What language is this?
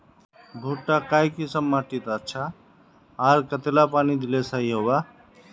Magahi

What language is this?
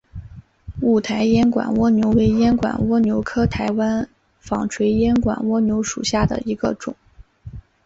Chinese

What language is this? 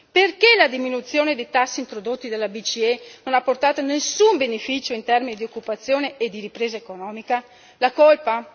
Italian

